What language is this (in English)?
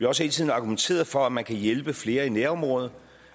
Danish